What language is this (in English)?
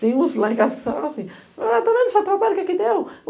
Portuguese